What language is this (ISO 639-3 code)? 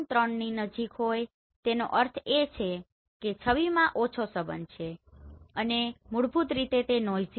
guj